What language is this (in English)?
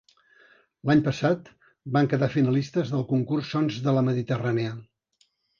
Catalan